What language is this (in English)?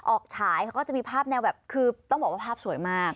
Thai